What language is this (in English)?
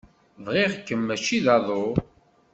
Kabyle